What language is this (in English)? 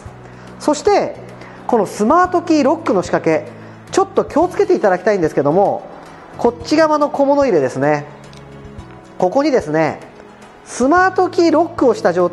Japanese